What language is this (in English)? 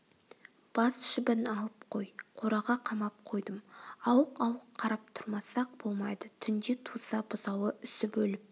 Kazakh